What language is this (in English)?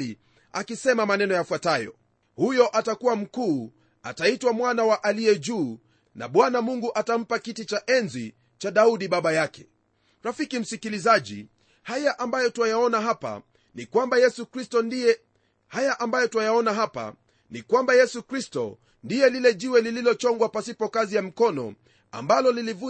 Swahili